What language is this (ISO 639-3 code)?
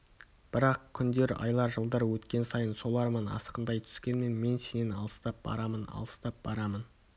kaz